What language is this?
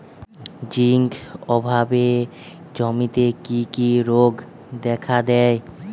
Bangla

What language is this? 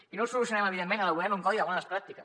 Catalan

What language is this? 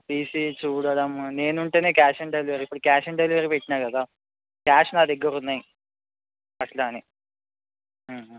Telugu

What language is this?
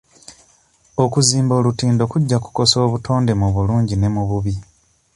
Ganda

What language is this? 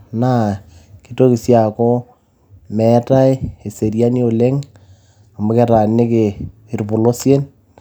Masai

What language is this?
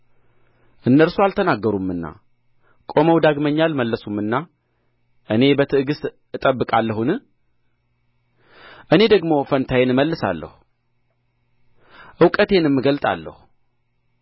Amharic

